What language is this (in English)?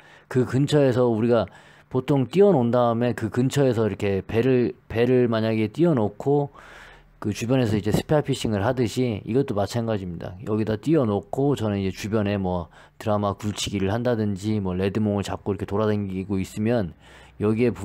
Korean